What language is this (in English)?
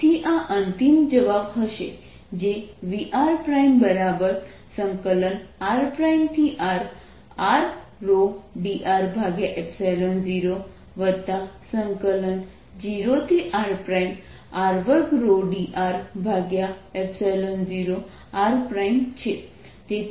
Gujarati